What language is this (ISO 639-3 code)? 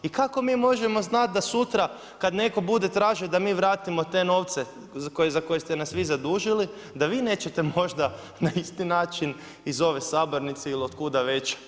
hrv